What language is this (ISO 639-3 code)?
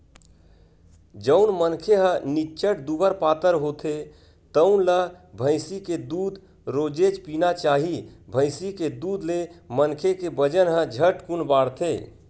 hne